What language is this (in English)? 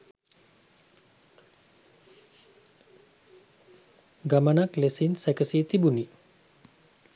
Sinhala